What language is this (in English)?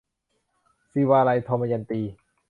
Thai